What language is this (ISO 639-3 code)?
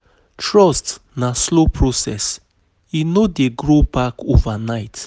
pcm